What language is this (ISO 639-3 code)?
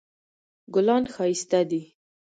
pus